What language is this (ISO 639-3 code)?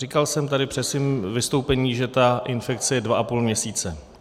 ces